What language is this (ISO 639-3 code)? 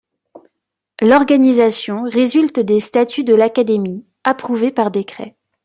fra